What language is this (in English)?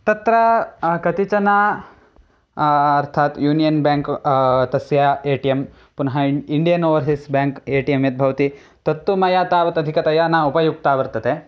Sanskrit